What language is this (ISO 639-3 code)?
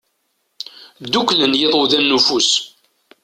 kab